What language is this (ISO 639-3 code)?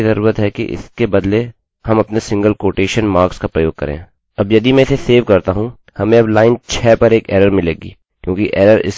hin